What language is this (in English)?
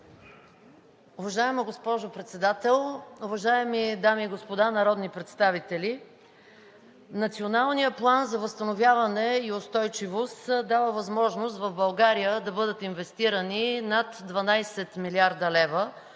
Bulgarian